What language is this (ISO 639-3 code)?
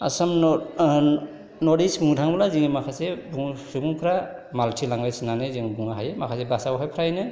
brx